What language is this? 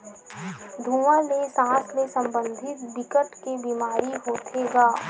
Chhattisgarhi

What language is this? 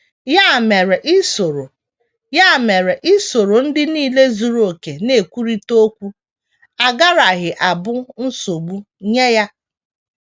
Igbo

